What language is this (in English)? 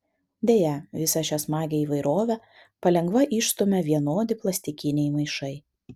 Lithuanian